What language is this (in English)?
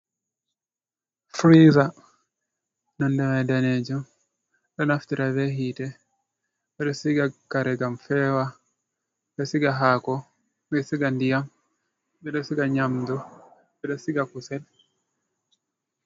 Fula